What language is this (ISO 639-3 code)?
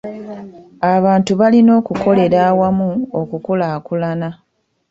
lug